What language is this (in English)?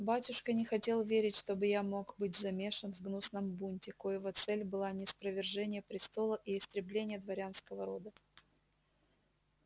Russian